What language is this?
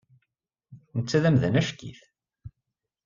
Kabyle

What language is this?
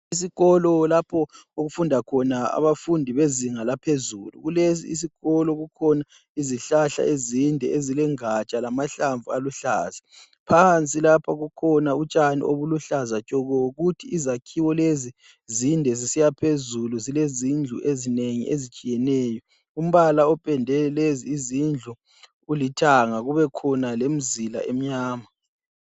North Ndebele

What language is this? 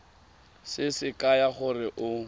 Tswana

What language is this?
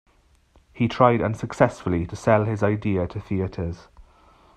English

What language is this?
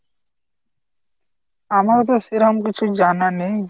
Bangla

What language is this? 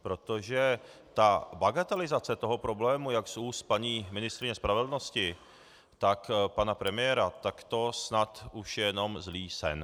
Czech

